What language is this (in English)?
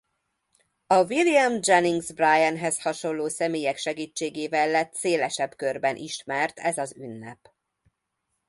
Hungarian